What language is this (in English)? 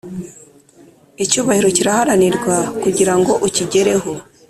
Kinyarwanda